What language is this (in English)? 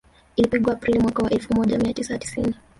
Swahili